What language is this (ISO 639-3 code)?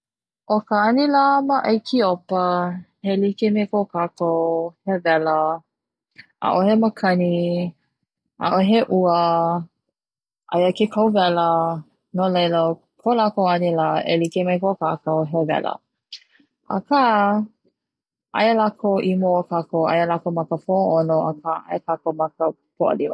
haw